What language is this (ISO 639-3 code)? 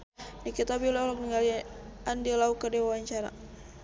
sun